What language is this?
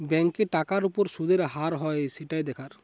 Bangla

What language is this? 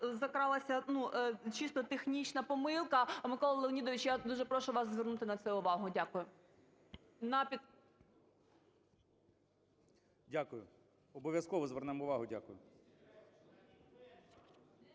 Ukrainian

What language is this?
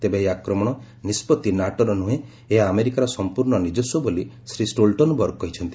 Odia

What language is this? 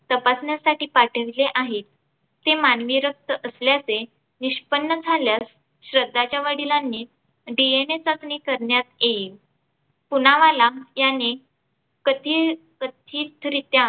Marathi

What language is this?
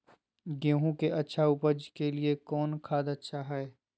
Magahi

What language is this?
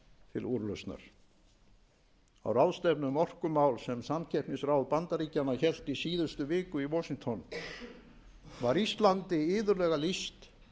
Icelandic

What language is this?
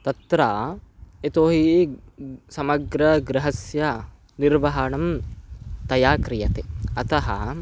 Sanskrit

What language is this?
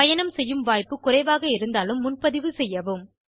Tamil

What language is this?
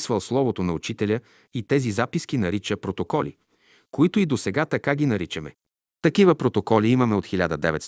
Bulgarian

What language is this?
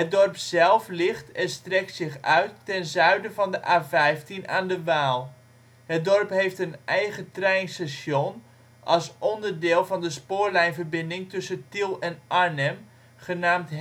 Dutch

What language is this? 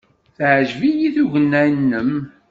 Kabyle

